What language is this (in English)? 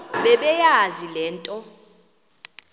Xhosa